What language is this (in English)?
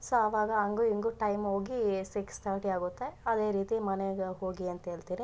Kannada